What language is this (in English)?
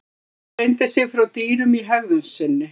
Icelandic